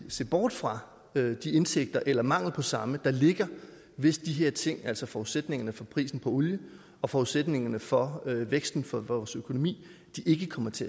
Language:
Danish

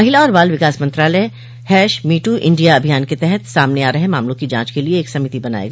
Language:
Hindi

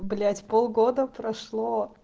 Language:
Russian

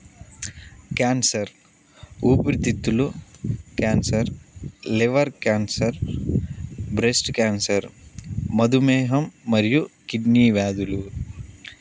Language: Telugu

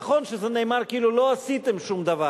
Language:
Hebrew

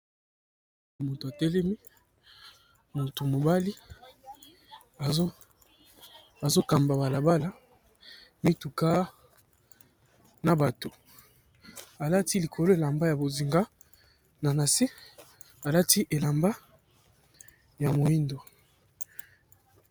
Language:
Lingala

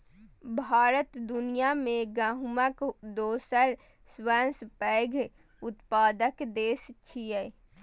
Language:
Maithili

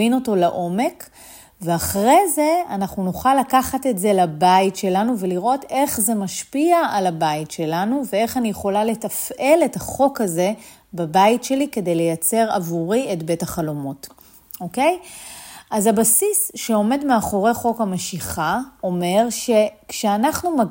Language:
Hebrew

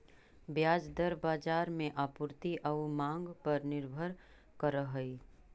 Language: Magahi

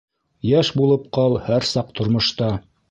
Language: Bashkir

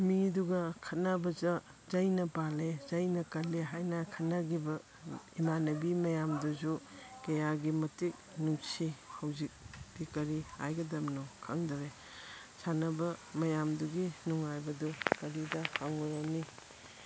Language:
Manipuri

